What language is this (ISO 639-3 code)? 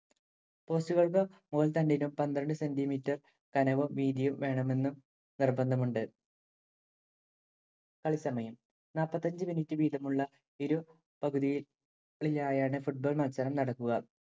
mal